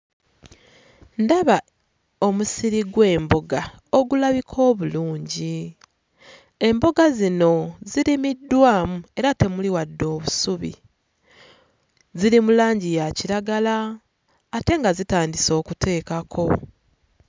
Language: Ganda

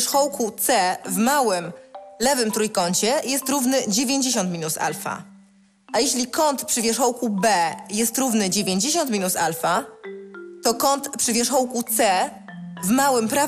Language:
Polish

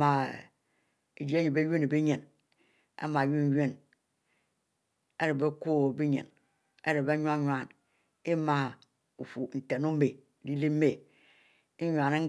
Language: Mbe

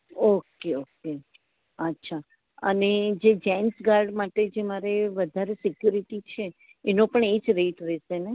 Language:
Gujarati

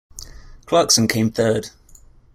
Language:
English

